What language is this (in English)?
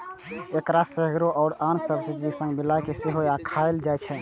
Maithili